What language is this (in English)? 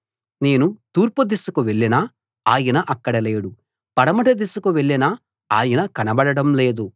Telugu